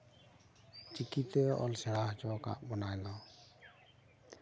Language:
Santali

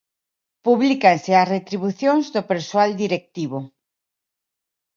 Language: Galician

